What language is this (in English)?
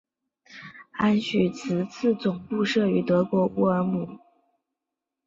Chinese